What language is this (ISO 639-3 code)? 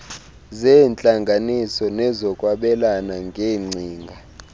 xho